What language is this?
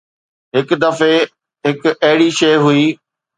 Sindhi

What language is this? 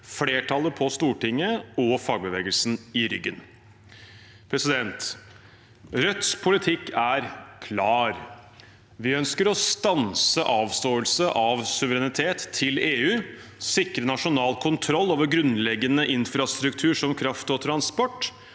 Norwegian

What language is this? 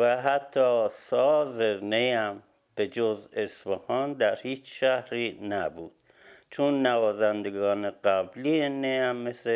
Persian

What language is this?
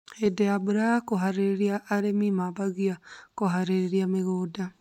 Kikuyu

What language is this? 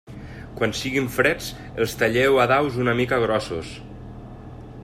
Catalan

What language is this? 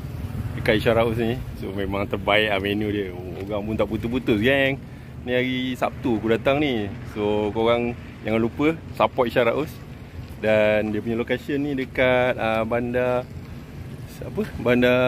Malay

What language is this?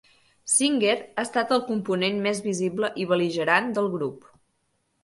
Catalan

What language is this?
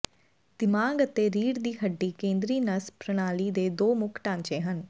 Punjabi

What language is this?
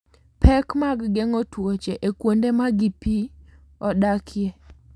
Luo (Kenya and Tanzania)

